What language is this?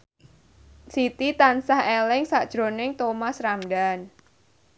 Javanese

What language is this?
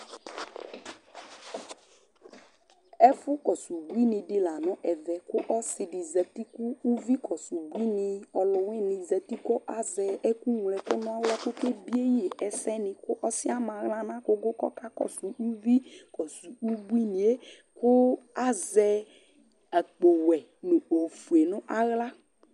Ikposo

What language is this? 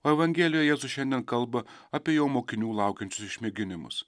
Lithuanian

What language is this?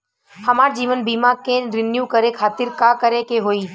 Bhojpuri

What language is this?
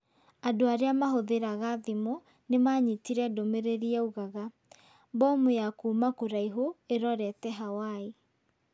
Kikuyu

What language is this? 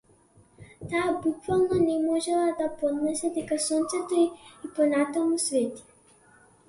Macedonian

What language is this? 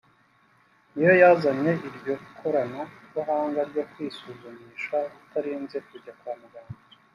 Kinyarwanda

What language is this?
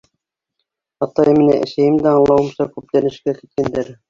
Bashkir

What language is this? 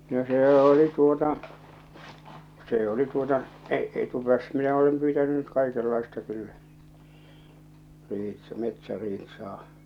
Finnish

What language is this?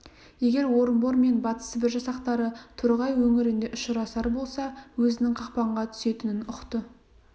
Kazakh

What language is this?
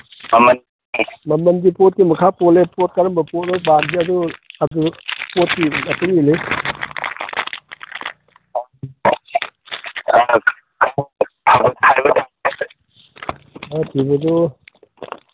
Manipuri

